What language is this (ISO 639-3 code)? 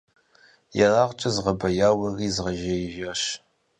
kbd